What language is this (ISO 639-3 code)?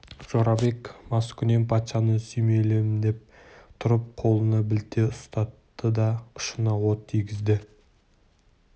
kaz